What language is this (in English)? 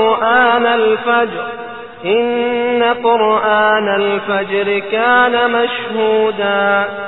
Persian